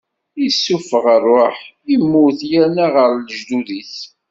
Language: Kabyle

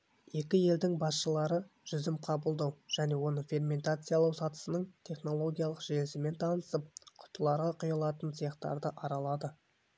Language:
Kazakh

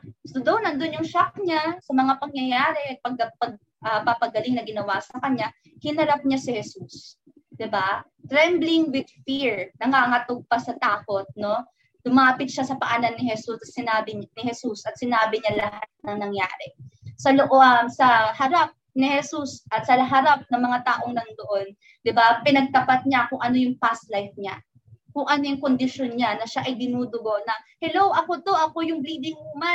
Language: Filipino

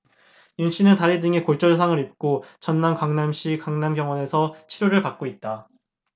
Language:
Korean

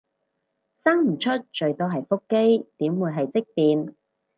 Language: Cantonese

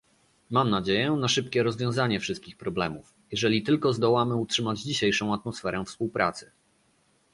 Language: Polish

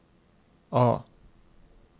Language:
Norwegian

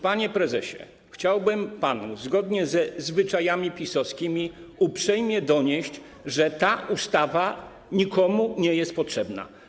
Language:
Polish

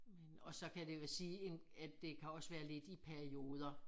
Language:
Danish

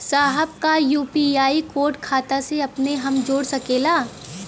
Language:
Bhojpuri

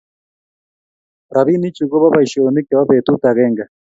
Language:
Kalenjin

